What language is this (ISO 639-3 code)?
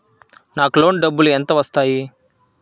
tel